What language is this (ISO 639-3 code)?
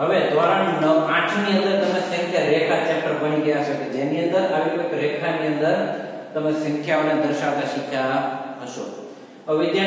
ind